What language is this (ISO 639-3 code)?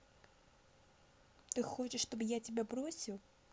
rus